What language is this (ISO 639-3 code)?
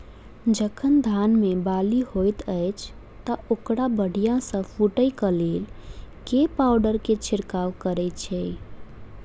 mai